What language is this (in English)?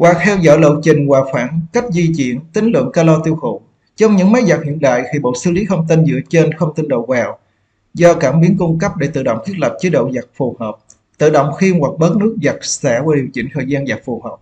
Vietnamese